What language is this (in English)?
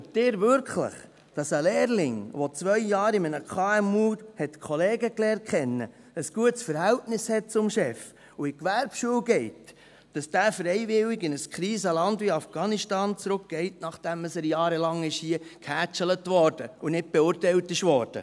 Swiss German